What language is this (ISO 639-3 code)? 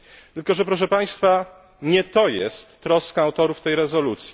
pol